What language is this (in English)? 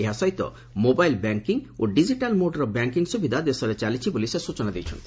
Odia